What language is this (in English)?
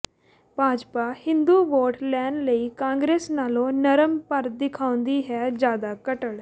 Punjabi